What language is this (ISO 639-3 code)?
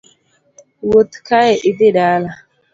luo